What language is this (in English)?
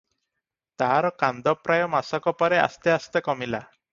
Odia